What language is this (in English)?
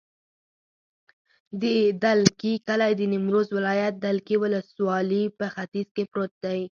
Pashto